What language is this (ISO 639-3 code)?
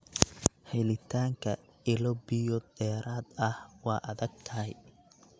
som